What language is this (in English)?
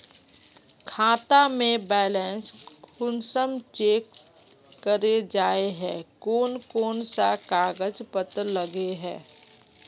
Magahi